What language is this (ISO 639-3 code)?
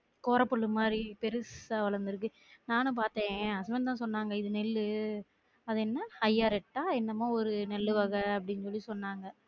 tam